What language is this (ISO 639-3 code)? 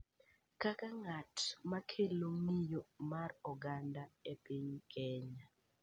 luo